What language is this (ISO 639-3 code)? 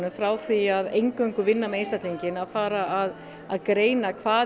isl